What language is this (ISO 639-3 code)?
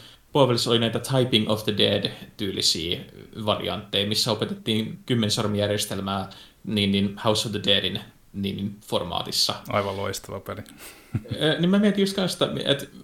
fin